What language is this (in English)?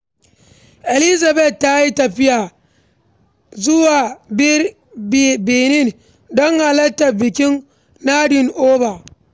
Hausa